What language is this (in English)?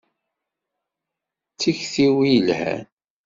Kabyle